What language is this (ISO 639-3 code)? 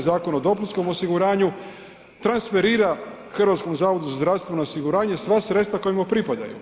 hrv